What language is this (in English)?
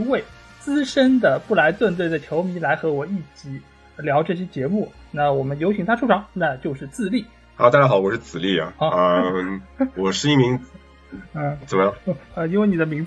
Chinese